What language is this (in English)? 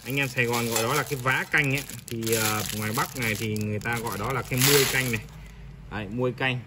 Vietnamese